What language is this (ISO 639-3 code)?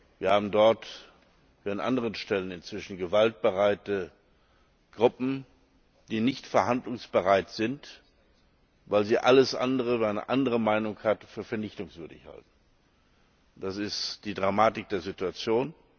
deu